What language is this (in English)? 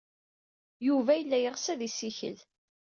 Kabyle